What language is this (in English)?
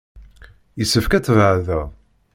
Kabyle